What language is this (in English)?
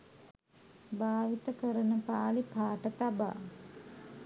Sinhala